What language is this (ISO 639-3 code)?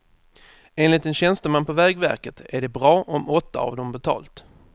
swe